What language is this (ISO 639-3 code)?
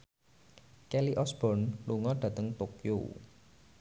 jav